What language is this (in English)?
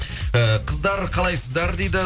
Kazakh